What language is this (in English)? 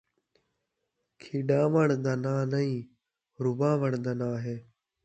Saraiki